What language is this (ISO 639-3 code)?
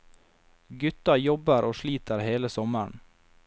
nor